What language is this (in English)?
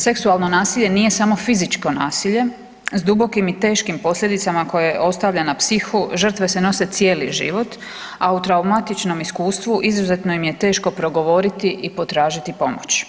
Croatian